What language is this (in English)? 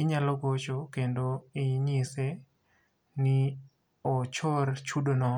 Luo (Kenya and Tanzania)